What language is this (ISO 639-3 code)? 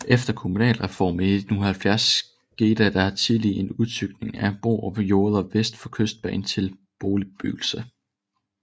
dan